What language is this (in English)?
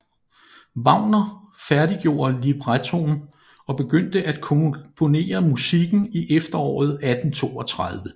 Danish